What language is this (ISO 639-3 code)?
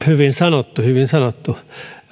fin